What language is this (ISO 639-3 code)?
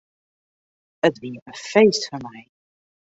fry